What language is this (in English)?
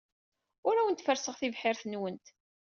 Kabyle